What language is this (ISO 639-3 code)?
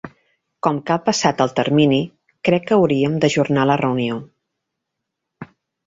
cat